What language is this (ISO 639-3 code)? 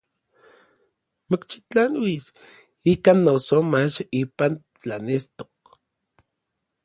nlv